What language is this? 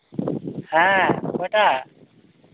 Santali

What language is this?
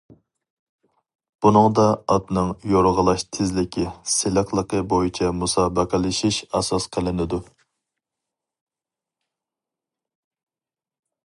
Uyghur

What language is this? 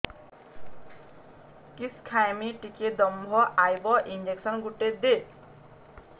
Odia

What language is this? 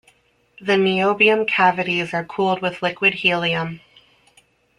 English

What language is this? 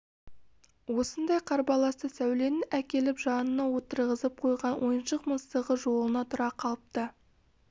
Kazakh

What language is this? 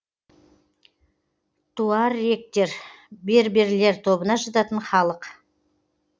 Kazakh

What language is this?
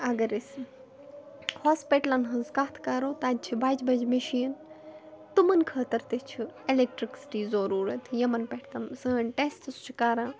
Kashmiri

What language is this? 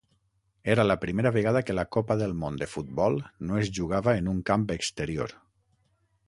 Catalan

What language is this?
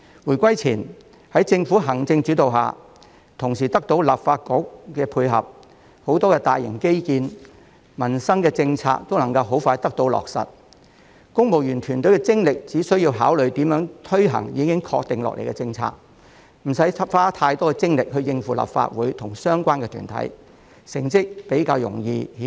Cantonese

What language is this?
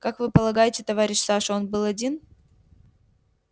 Russian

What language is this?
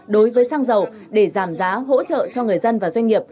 Vietnamese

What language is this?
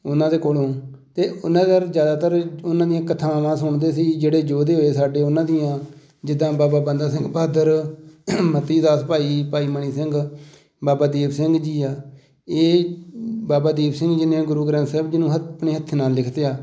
Punjabi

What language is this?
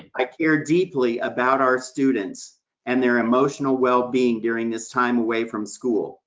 English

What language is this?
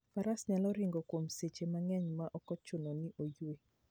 Luo (Kenya and Tanzania)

